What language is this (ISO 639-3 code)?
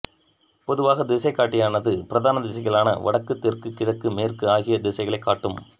tam